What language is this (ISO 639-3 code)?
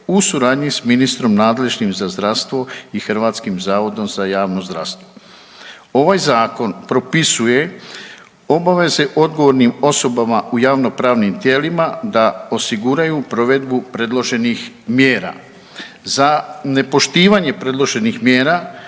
hrv